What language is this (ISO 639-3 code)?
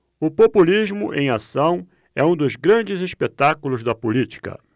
por